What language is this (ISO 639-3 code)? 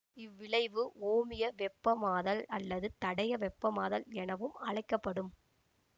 tam